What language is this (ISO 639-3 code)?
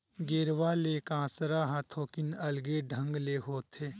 hne